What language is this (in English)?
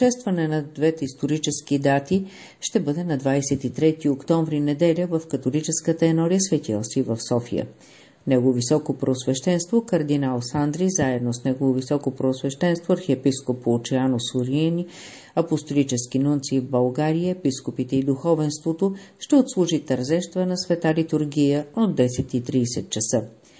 Bulgarian